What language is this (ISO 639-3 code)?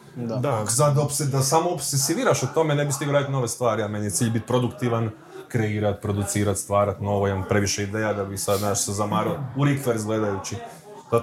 hrv